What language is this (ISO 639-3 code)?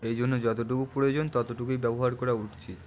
ben